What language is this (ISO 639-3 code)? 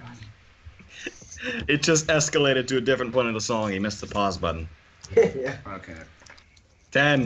eng